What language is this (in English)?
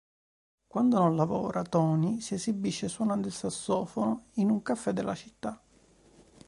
Italian